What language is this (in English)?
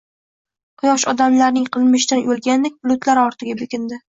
Uzbek